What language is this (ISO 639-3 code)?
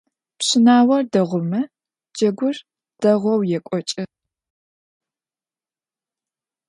ady